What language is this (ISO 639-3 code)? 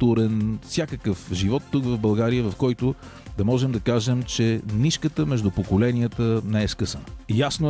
bul